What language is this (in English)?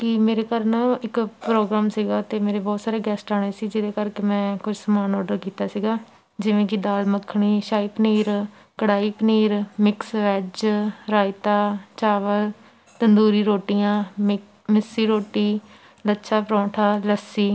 Punjabi